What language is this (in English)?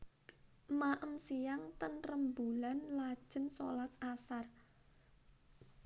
Javanese